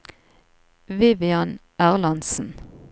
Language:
Norwegian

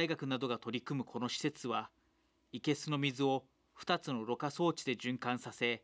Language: Japanese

